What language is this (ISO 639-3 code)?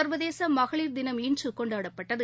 tam